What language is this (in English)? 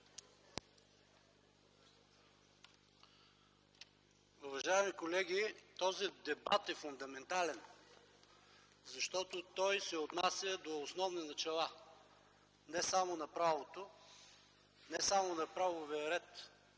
Bulgarian